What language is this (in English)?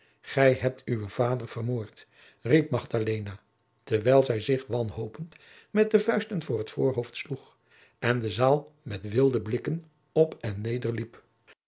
Dutch